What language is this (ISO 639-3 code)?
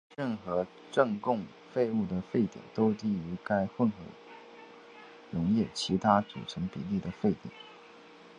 zho